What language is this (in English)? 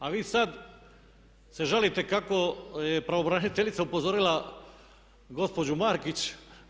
Croatian